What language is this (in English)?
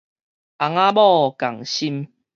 Min Nan Chinese